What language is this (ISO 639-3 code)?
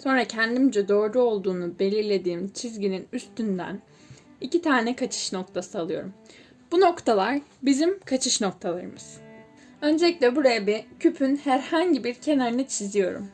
tur